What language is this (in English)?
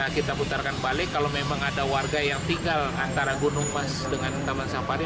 Indonesian